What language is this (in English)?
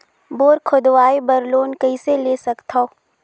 Chhattisgarhi